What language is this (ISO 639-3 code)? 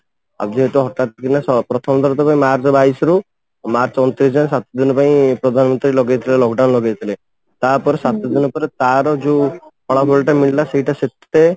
ori